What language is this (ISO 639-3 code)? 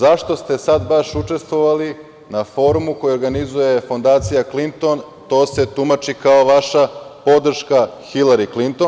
srp